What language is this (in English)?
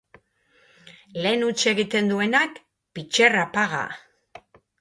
Basque